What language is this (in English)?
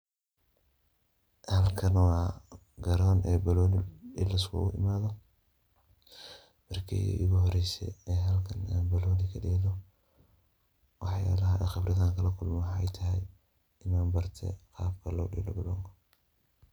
Somali